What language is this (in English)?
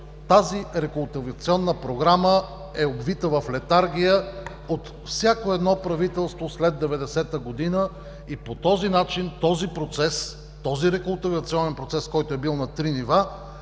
Bulgarian